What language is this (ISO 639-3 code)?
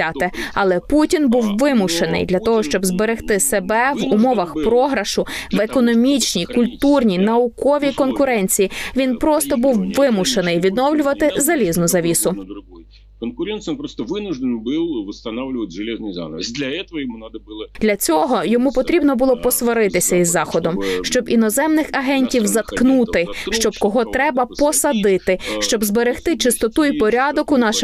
ukr